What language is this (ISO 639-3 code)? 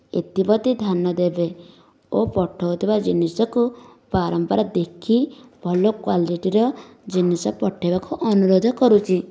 ori